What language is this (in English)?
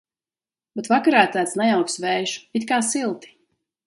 Latvian